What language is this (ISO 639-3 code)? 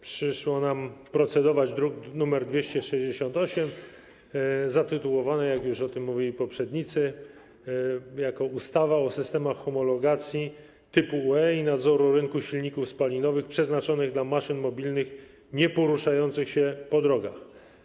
pol